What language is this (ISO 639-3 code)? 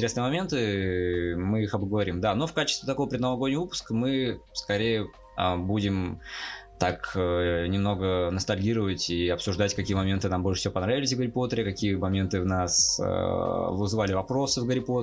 rus